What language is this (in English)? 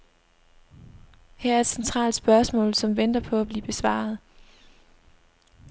Danish